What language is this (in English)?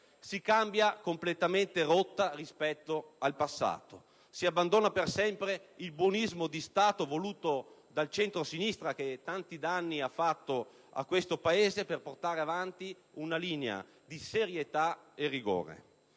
Italian